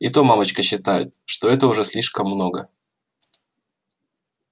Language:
Russian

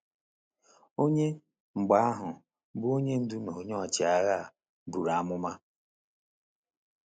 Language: Igbo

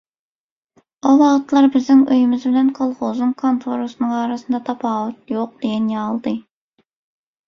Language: Turkmen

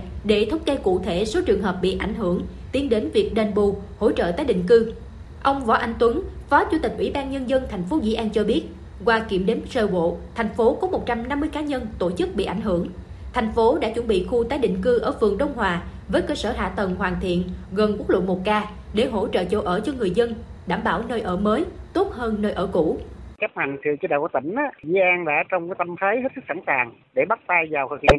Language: Vietnamese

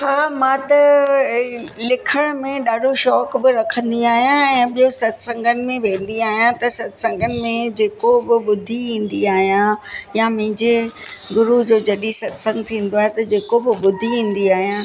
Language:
Sindhi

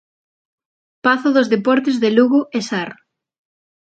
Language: Galician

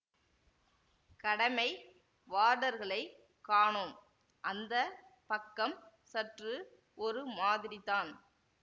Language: Tamil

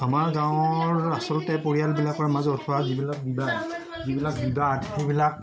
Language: Assamese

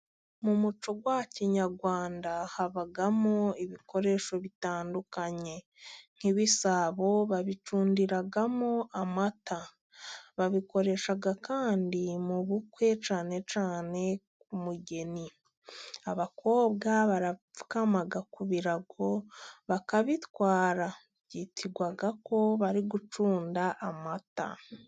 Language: Kinyarwanda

